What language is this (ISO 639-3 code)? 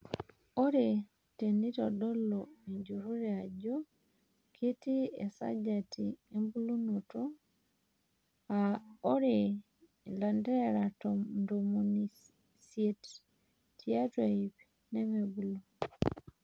mas